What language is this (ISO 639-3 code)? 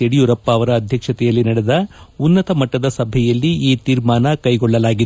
kan